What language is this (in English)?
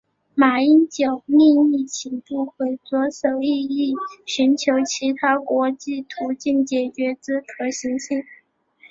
Chinese